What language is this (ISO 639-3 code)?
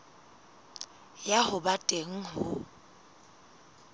sot